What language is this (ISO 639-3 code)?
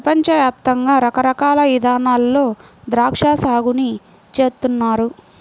tel